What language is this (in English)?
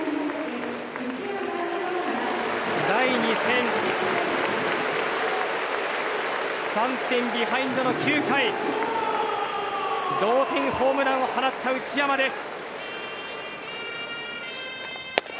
Japanese